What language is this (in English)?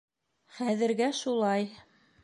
Bashkir